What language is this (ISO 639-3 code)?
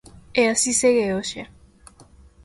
glg